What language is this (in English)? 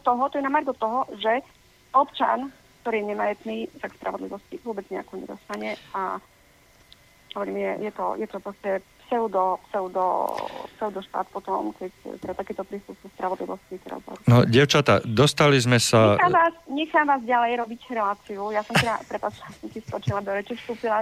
Slovak